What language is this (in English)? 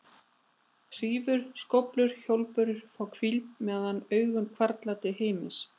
Icelandic